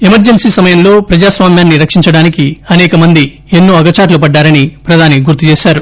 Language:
Telugu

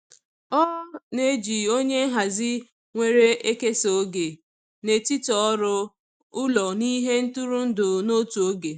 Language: Igbo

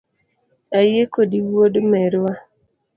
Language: Luo (Kenya and Tanzania)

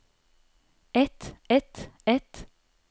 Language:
Norwegian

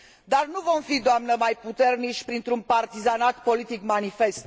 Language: Romanian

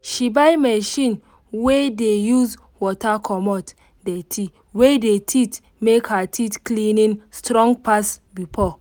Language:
Nigerian Pidgin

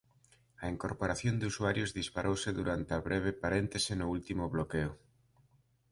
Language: Galician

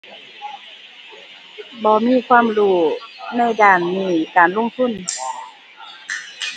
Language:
Thai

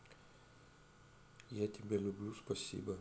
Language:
Russian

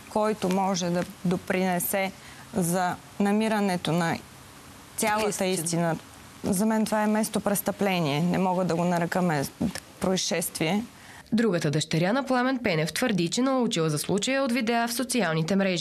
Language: Bulgarian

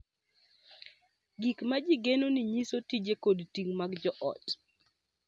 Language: Luo (Kenya and Tanzania)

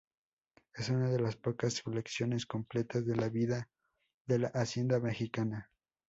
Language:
Spanish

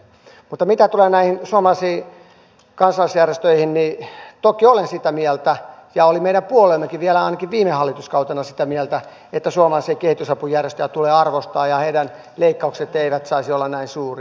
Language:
Finnish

